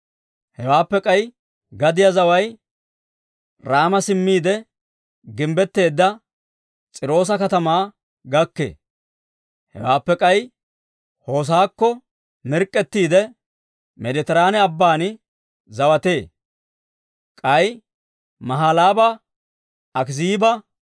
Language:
Dawro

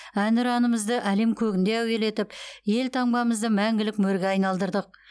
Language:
Kazakh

